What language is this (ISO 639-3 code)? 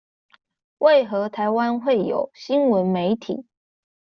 zho